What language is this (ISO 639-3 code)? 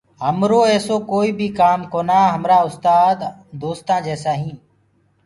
ggg